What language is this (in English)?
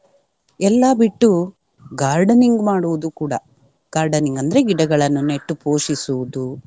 Kannada